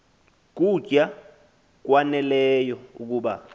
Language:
Xhosa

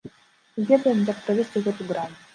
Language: Belarusian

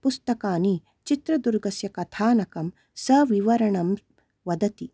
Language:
Sanskrit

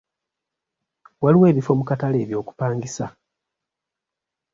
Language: Ganda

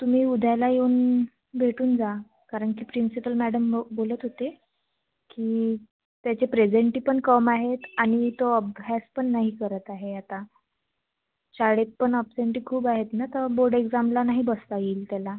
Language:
Marathi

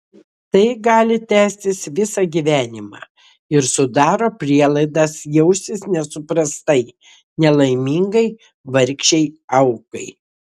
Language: Lithuanian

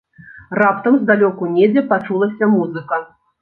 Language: Belarusian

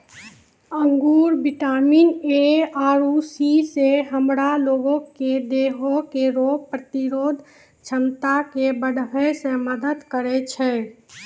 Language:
Maithili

